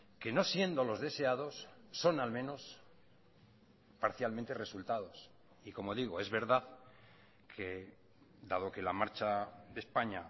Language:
Spanish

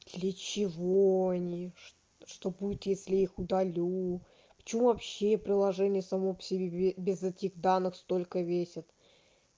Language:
Russian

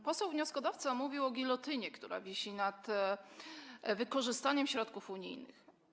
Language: Polish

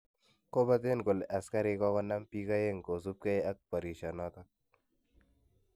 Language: Kalenjin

